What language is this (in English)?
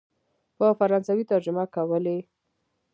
Pashto